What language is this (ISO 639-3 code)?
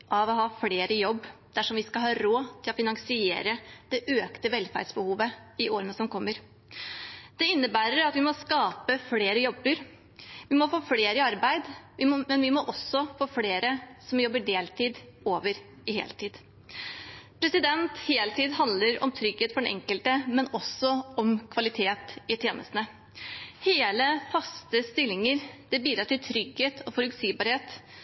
nob